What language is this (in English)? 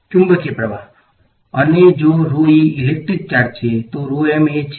Gujarati